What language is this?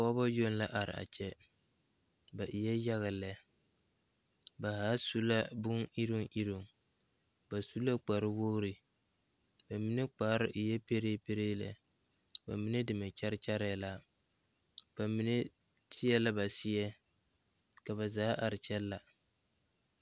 Southern Dagaare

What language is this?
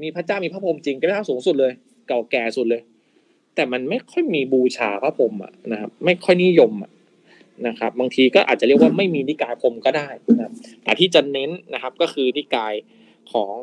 Thai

